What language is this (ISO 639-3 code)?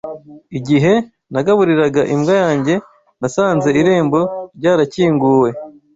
kin